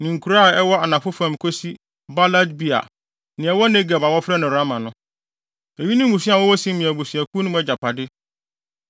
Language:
Akan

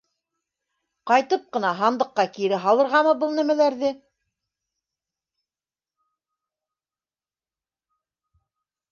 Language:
Bashkir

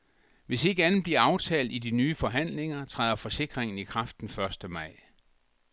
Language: Danish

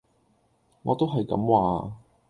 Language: Cantonese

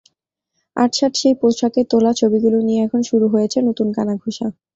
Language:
Bangla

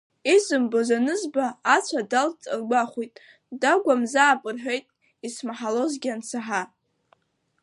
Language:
Abkhazian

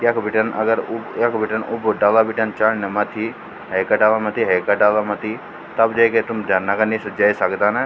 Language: Garhwali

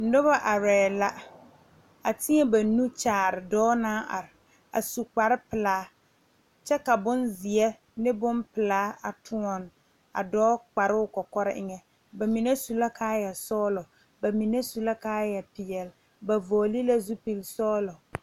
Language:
Southern Dagaare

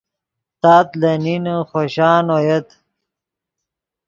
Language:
Yidgha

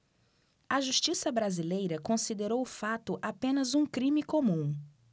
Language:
Portuguese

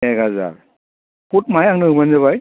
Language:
Bodo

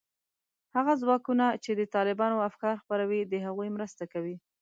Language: Pashto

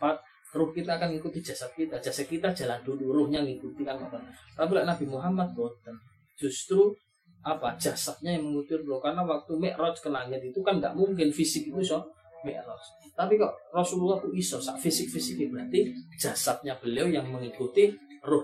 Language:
Malay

